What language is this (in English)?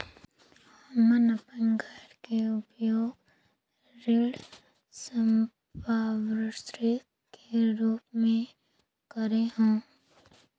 Chhattisgarhi